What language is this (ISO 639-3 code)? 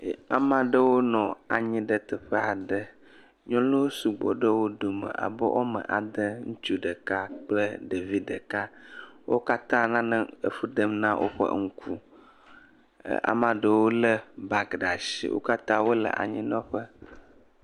ewe